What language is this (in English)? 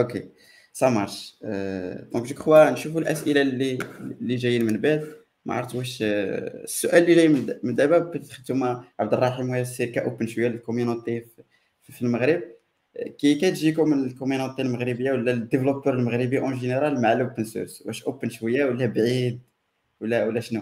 Arabic